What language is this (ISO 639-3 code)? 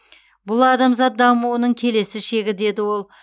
kaz